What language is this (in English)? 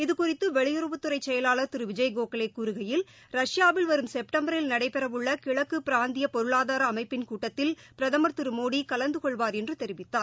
Tamil